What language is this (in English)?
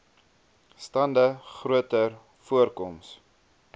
Afrikaans